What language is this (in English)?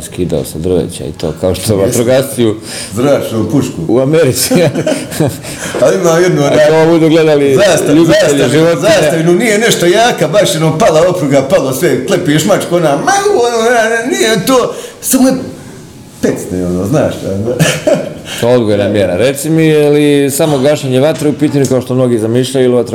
Croatian